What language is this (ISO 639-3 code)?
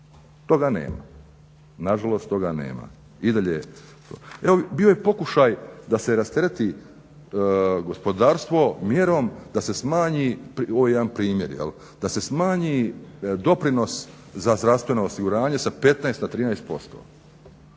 hrv